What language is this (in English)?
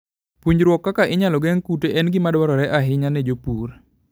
Luo (Kenya and Tanzania)